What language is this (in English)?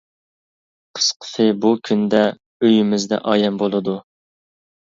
Uyghur